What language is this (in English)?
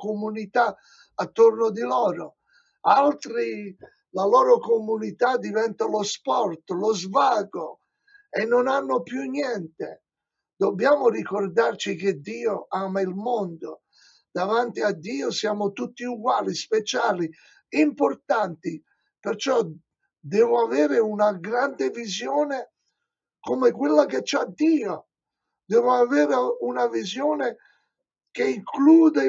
Italian